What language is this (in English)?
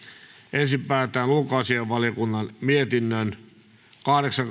Finnish